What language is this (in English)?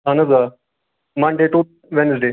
Kashmiri